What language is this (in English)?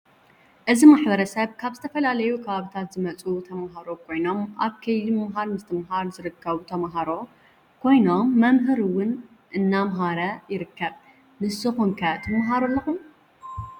Tigrinya